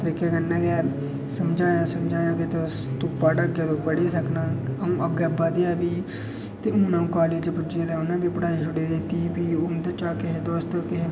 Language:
Dogri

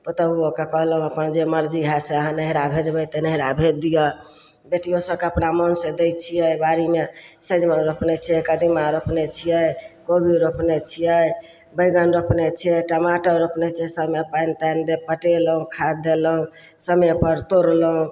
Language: Maithili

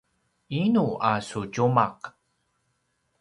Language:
Paiwan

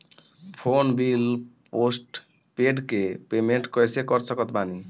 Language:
Bhojpuri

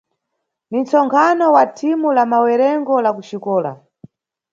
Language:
Nyungwe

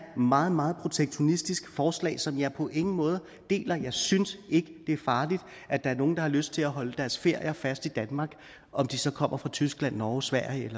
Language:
Danish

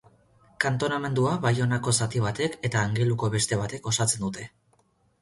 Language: Basque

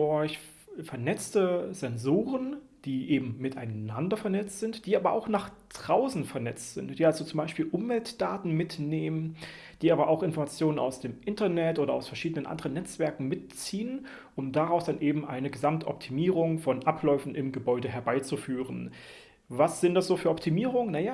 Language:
German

